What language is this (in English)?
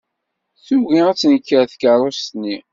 Kabyle